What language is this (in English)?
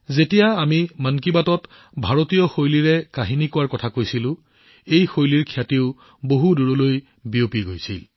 Assamese